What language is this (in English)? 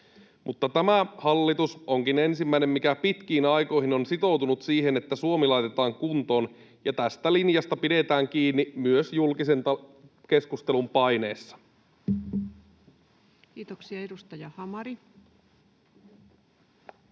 Finnish